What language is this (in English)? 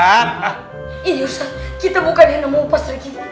Indonesian